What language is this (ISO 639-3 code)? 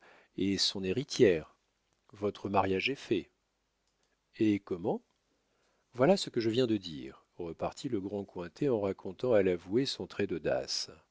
fra